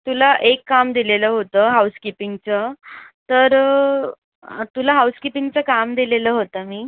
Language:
Marathi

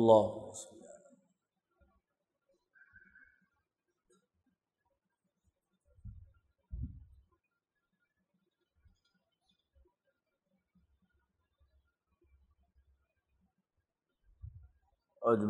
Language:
Urdu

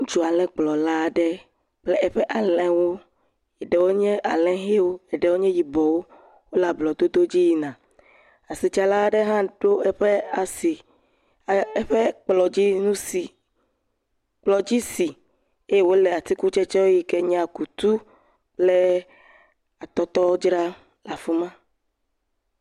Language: Ewe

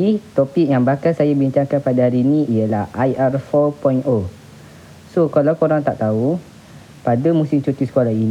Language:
Malay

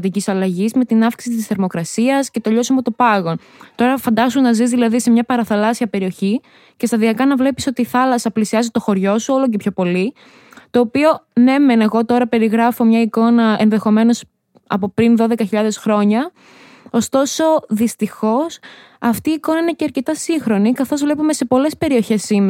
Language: Greek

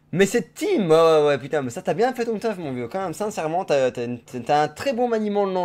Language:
French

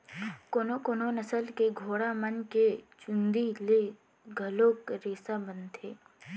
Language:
Chhattisgarhi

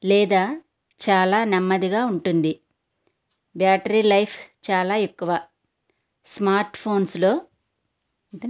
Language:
Telugu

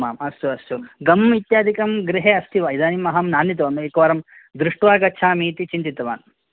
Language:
Sanskrit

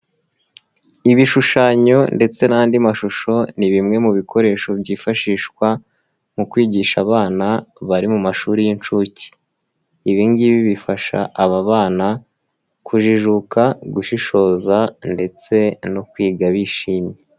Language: Kinyarwanda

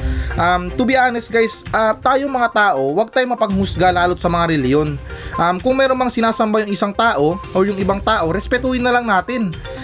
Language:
Filipino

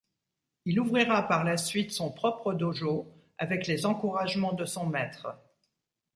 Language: French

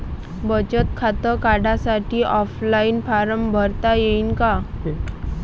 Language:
Marathi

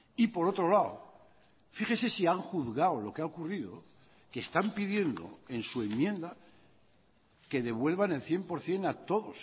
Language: Spanish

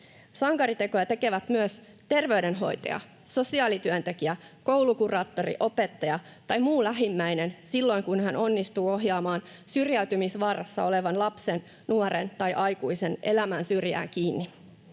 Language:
Finnish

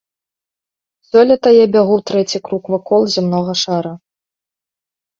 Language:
Belarusian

